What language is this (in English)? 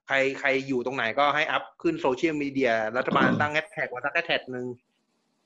Thai